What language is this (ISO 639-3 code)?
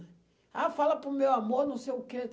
por